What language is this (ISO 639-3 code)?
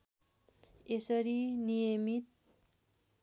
nep